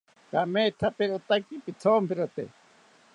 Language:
South Ucayali Ashéninka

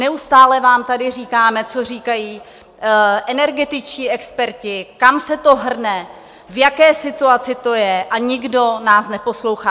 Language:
Czech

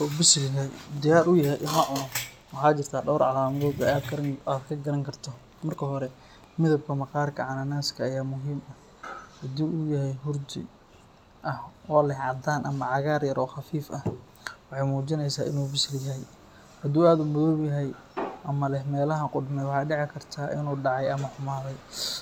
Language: Somali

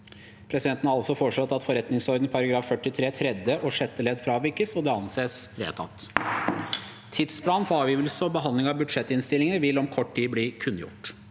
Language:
Norwegian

